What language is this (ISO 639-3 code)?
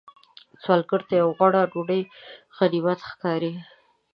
pus